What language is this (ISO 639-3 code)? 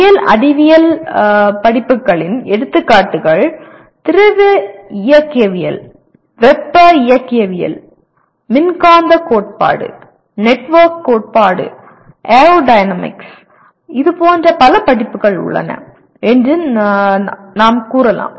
tam